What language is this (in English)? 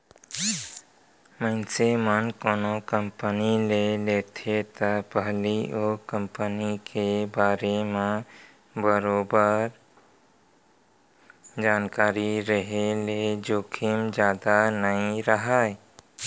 Chhattisgarhi